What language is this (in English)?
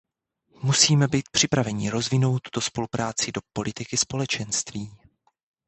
Czech